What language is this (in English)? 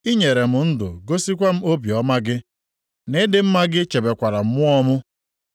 Igbo